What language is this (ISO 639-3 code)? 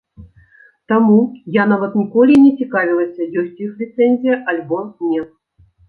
bel